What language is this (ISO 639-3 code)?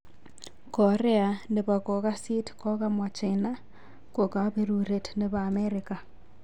kln